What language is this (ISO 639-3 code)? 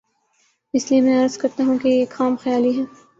urd